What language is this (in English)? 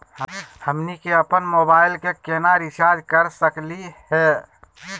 Magahi